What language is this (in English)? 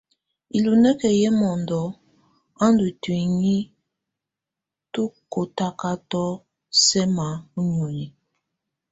Tunen